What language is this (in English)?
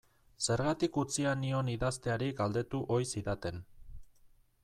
Basque